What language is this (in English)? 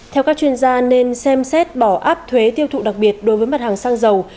Vietnamese